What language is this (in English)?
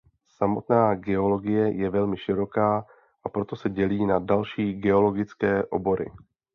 Czech